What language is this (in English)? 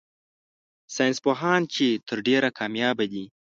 Pashto